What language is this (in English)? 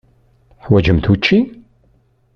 Kabyle